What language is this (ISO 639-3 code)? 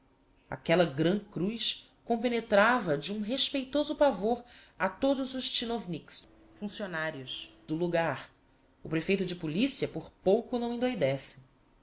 por